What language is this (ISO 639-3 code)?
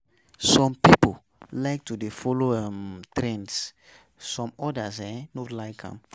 pcm